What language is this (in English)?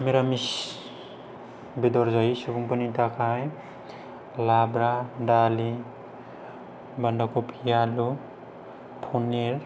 Bodo